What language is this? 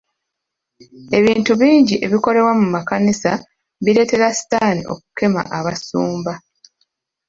Ganda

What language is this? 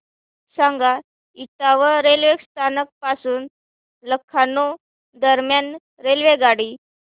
Marathi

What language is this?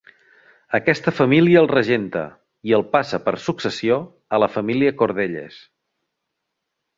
Catalan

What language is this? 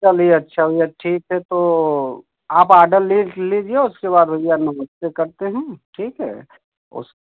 Hindi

